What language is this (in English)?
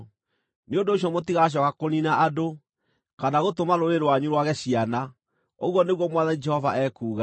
Kikuyu